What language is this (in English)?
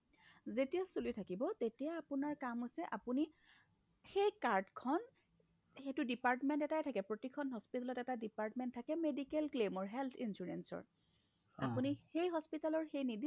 Assamese